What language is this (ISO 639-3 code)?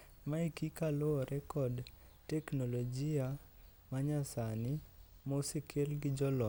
luo